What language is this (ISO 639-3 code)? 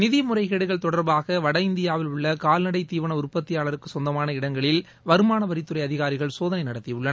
tam